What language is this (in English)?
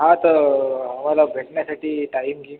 Marathi